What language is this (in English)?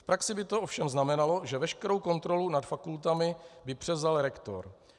Czech